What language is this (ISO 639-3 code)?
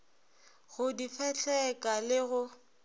nso